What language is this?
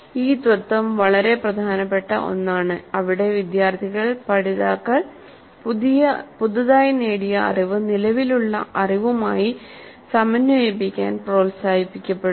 Malayalam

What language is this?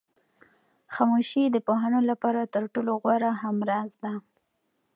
Pashto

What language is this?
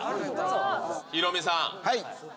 Japanese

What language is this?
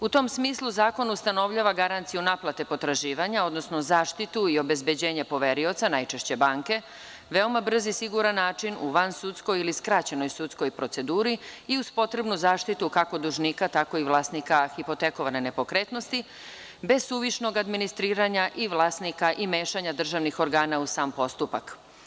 Serbian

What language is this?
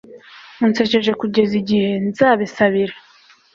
Kinyarwanda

